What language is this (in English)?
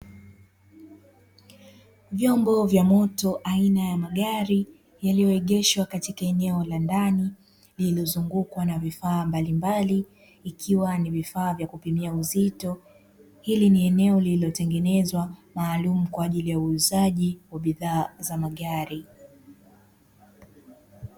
Swahili